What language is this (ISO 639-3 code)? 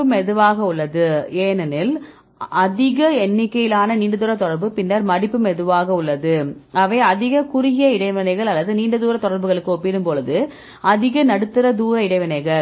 tam